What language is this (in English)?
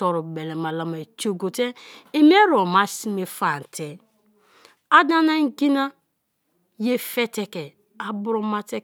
Kalabari